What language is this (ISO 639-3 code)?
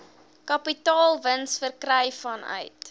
afr